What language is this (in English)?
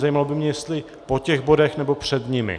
Czech